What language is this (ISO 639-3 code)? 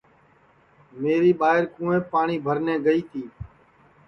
ssi